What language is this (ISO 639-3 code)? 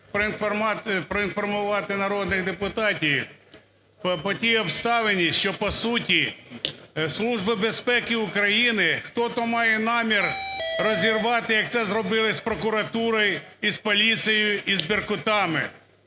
ukr